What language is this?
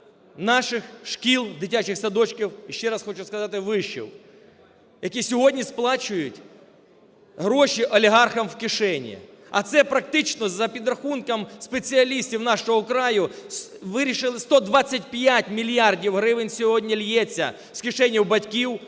Ukrainian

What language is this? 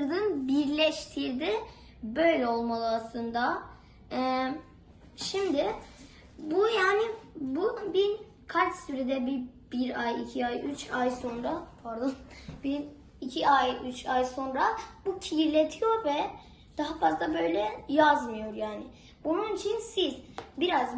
Turkish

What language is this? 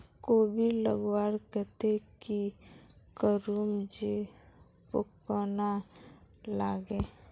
Magahi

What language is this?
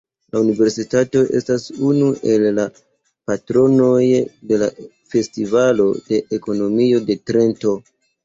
Esperanto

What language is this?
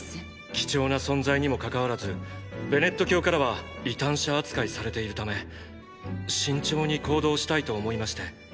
Japanese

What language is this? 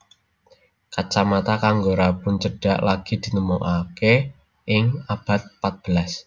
Javanese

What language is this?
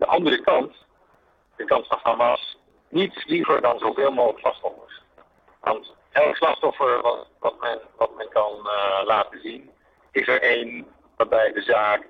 Dutch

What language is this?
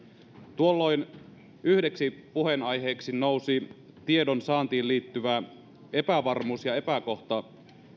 Finnish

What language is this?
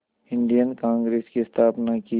Hindi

